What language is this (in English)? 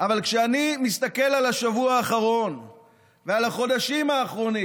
Hebrew